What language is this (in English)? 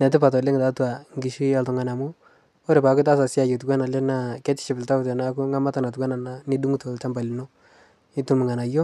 Masai